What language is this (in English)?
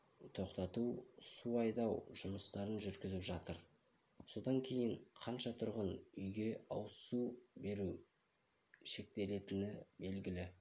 Kazakh